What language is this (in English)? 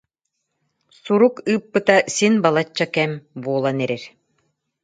Yakut